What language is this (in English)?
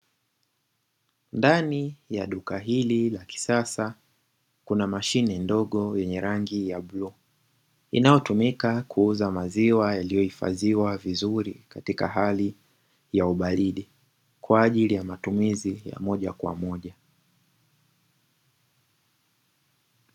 Swahili